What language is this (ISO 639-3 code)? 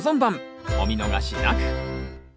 jpn